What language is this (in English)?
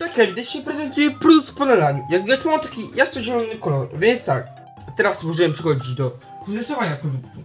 Polish